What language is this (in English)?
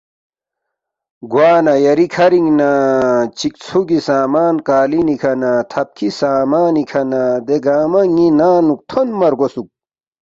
Balti